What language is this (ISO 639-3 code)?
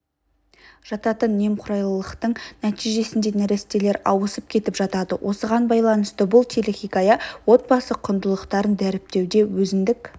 kaz